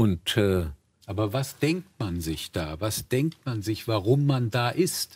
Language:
German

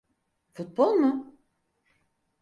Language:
Turkish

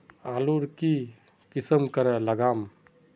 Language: Magahi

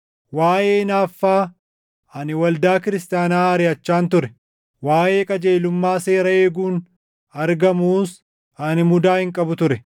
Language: Oromo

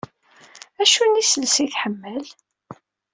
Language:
Kabyle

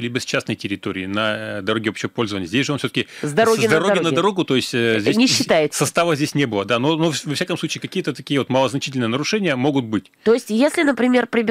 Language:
Russian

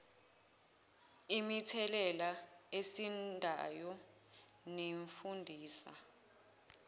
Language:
Zulu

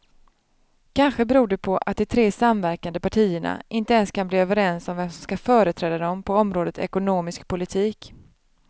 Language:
Swedish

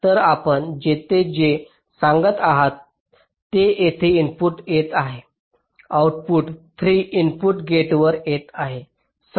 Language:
Marathi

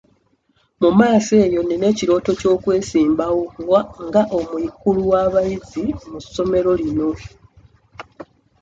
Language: Ganda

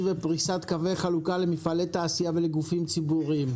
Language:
Hebrew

